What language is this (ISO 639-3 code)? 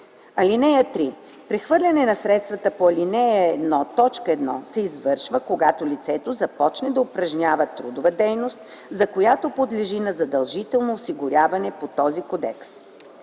bul